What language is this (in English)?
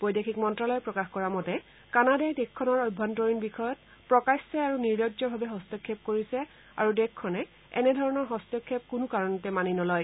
Assamese